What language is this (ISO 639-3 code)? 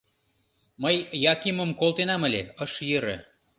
chm